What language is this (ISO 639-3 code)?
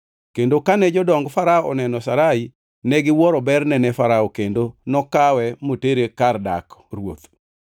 luo